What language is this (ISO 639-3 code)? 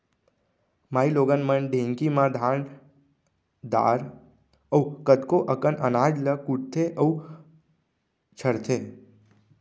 hne